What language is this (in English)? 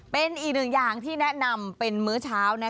Thai